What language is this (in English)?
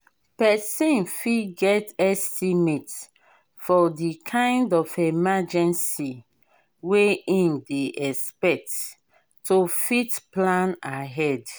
Nigerian Pidgin